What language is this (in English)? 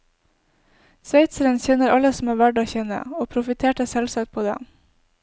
Norwegian